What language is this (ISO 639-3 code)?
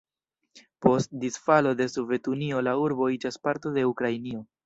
epo